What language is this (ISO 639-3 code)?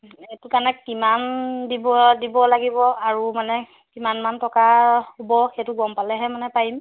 asm